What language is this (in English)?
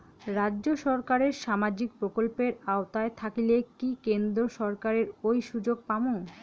Bangla